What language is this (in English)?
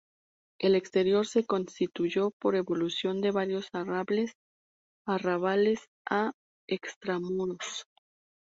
Spanish